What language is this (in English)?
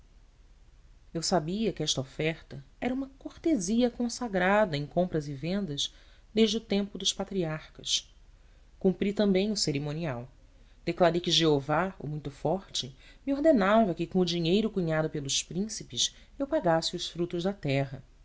Portuguese